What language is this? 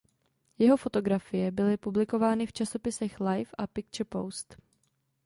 Czech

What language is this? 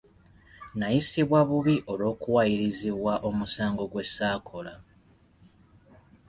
Ganda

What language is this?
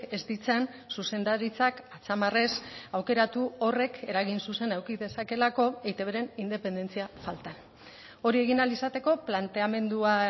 Basque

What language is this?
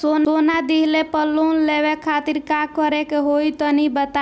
Bhojpuri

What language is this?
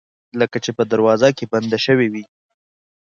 Pashto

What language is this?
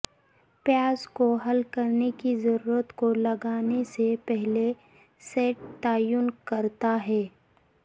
Urdu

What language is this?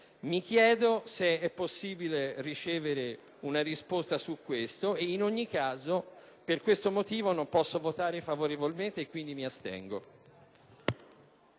Italian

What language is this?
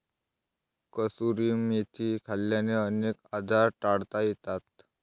Marathi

